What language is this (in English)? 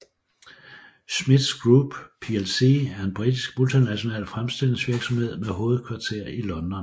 Danish